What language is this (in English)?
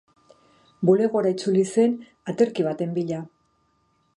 Basque